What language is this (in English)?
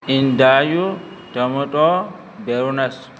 Urdu